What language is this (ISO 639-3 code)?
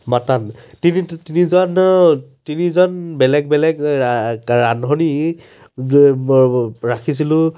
asm